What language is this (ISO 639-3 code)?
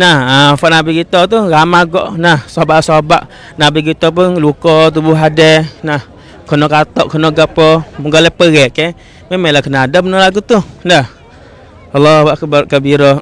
msa